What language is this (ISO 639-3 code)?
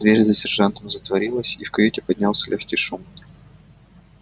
rus